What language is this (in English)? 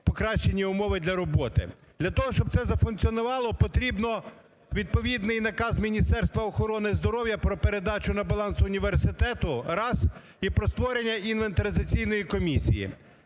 Ukrainian